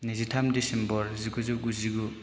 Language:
Bodo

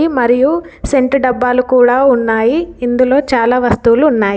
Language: Telugu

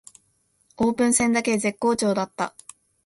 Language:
Japanese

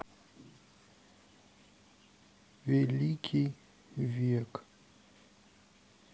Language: Russian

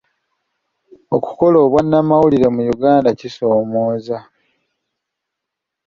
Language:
Ganda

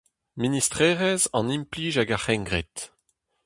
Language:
Breton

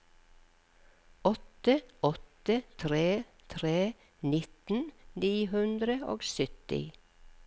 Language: Norwegian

